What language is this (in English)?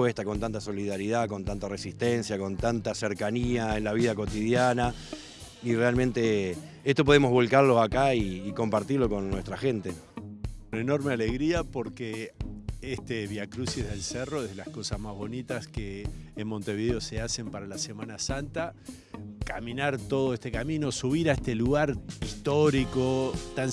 Spanish